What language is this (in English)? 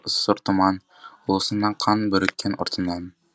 Kazakh